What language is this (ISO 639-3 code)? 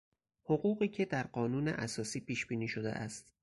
fas